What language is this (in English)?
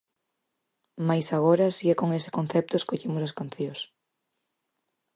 Galician